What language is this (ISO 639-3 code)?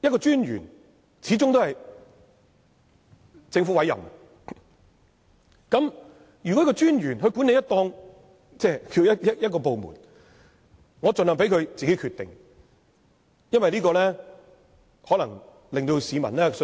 yue